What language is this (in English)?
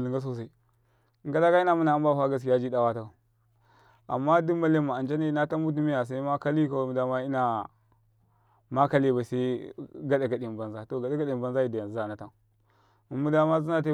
Karekare